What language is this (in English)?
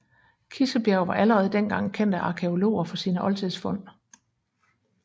Danish